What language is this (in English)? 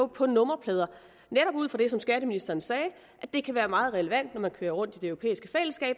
Danish